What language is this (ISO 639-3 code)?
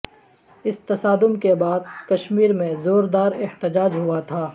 urd